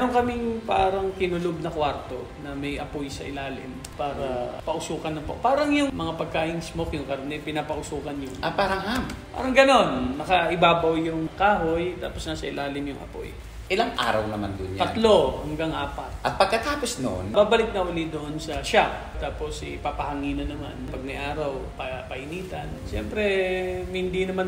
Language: Filipino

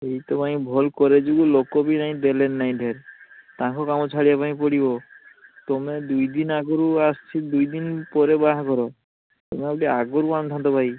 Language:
Odia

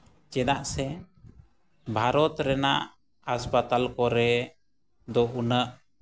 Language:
Santali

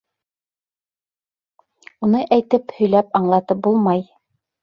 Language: Bashkir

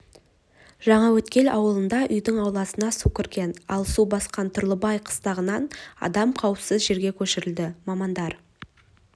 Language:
Kazakh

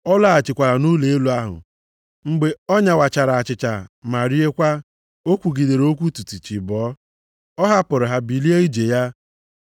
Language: Igbo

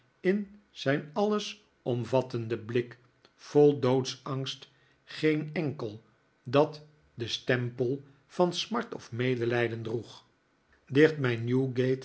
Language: Dutch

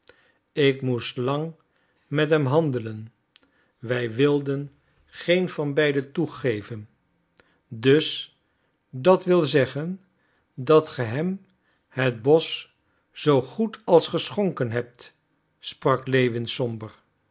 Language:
Dutch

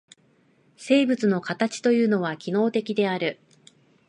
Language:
Japanese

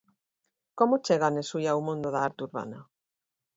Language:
Galician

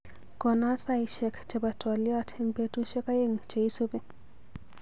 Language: Kalenjin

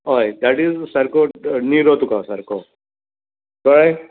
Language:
Konkani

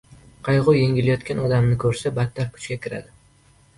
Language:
Uzbek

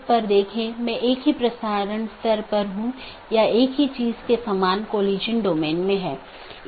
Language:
Hindi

